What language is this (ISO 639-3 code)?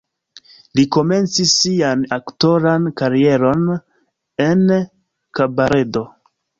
epo